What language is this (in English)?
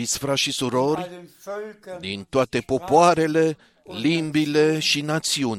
Romanian